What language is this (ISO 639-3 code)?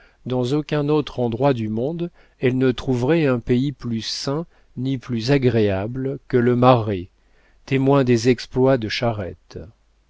fra